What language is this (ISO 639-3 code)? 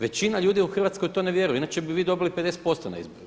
hrv